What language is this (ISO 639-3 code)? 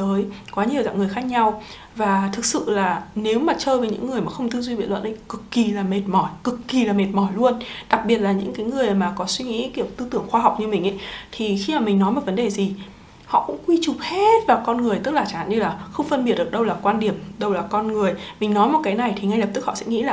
vie